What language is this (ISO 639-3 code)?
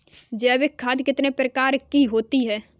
hin